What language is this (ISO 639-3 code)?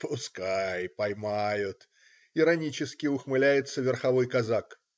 rus